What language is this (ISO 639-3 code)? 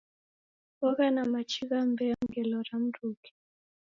dav